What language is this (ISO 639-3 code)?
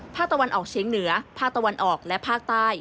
tha